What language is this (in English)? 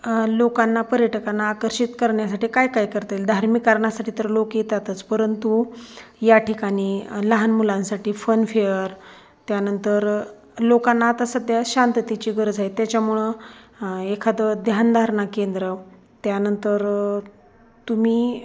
Marathi